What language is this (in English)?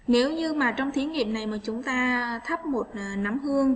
Vietnamese